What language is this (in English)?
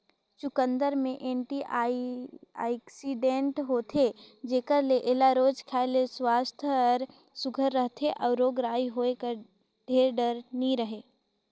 Chhattisgarhi